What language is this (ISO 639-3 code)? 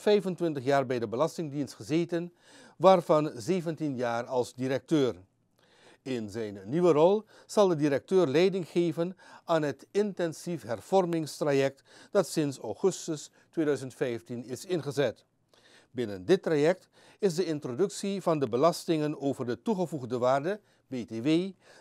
nld